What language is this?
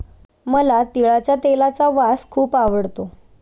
Marathi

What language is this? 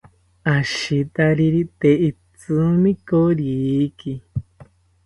South Ucayali Ashéninka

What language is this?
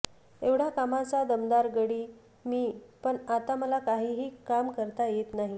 Marathi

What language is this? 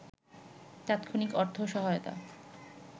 Bangla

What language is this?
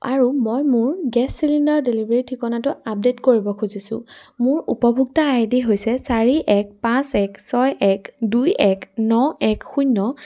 Assamese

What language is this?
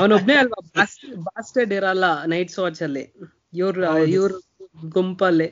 Kannada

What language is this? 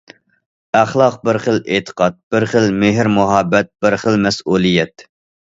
Uyghur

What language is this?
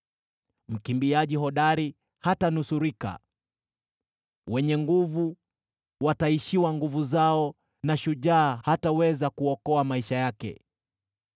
Swahili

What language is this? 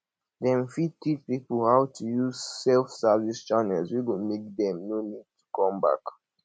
Nigerian Pidgin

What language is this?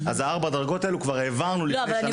Hebrew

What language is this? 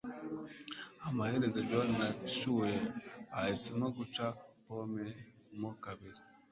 Kinyarwanda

